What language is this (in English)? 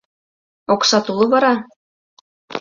Mari